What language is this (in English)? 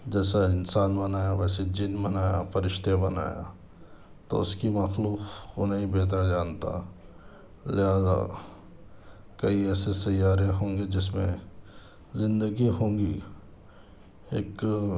Urdu